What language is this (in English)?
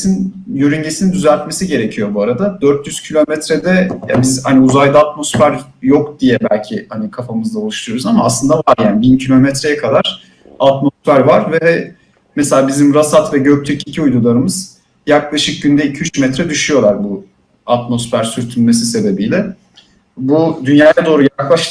Turkish